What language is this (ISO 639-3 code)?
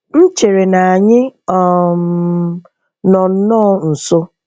ibo